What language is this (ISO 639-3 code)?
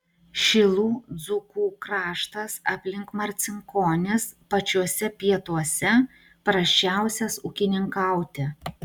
lit